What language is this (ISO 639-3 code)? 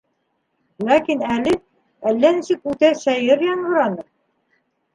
bak